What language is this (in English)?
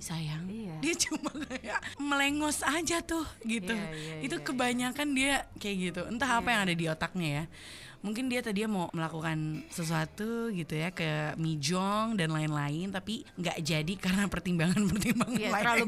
Indonesian